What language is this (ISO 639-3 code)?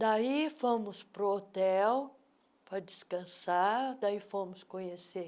por